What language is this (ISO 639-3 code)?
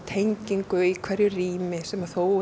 isl